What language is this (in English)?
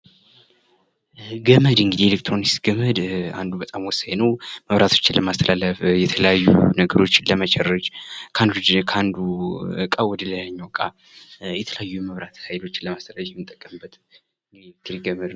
Amharic